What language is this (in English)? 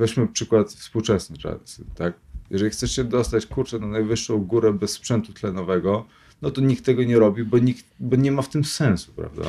Polish